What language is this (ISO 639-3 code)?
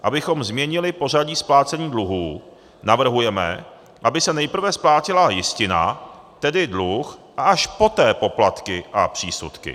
ces